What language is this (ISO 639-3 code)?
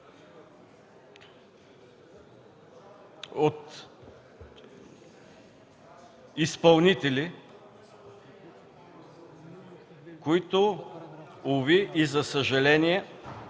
bul